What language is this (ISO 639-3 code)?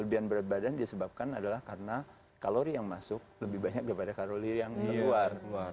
ind